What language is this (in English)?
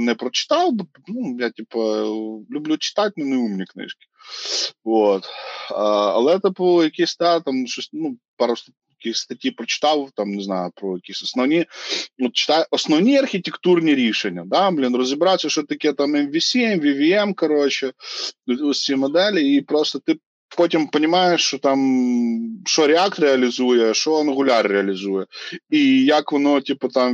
Ukrainian